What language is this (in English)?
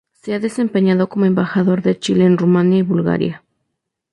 Spanish